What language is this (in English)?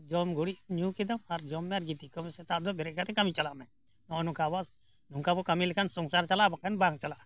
Santali